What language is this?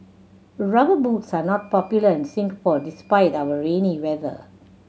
English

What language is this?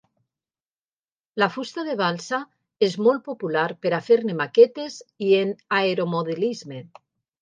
Catalan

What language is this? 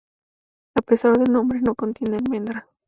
Spanish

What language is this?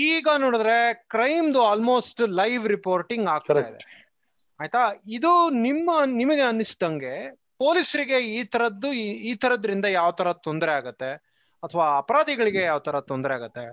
Kannada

